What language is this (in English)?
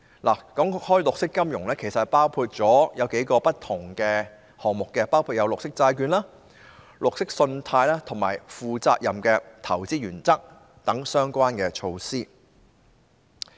Cantonese